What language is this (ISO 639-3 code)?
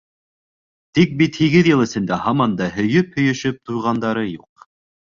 bak